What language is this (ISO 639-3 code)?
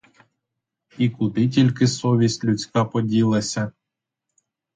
ukr